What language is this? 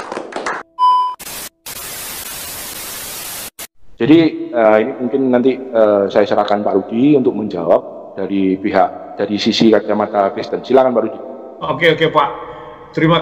Indonesian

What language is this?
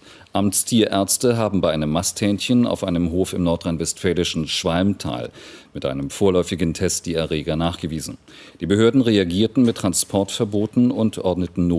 German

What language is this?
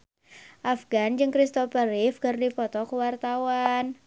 Sundanese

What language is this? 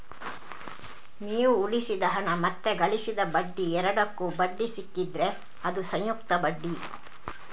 Kannada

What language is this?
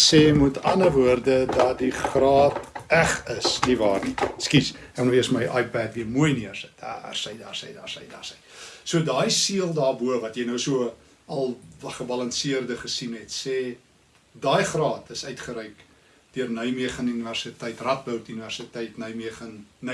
Dutch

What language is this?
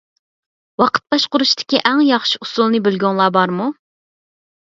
Uyghur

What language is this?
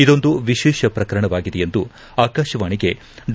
Kannada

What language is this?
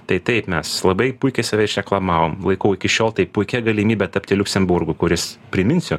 Lithuanian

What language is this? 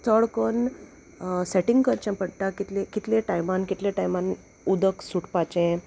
Konkani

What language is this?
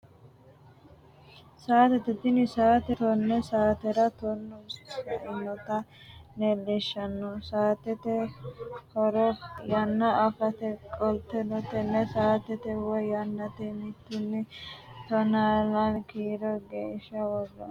Sidamo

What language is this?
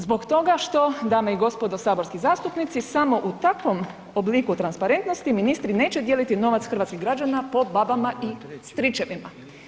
Croatian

